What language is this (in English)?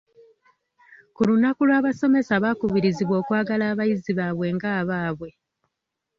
Ganda